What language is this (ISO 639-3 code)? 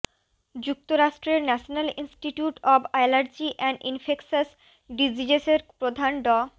ben